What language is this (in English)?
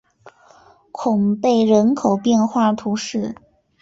Chinese